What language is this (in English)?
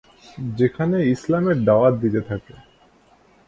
Bangla